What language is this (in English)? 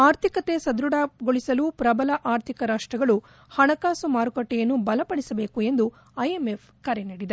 Kannada